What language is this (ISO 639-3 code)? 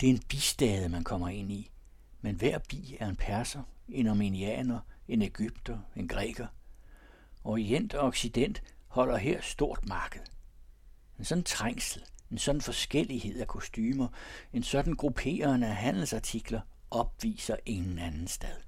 dan